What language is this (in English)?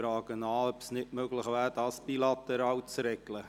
Swiss German